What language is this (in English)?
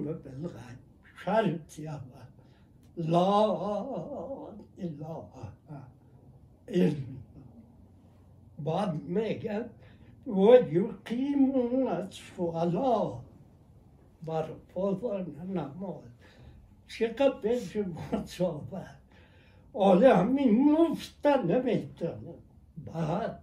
Persian